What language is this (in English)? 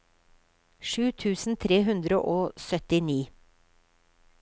Norwegian